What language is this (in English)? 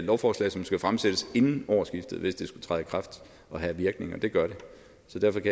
Danish